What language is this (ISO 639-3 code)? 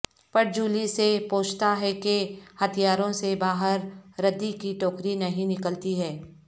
urd